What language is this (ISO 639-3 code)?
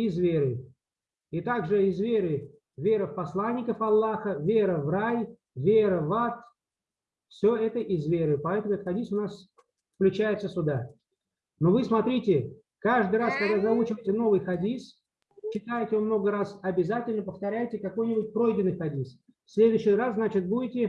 rus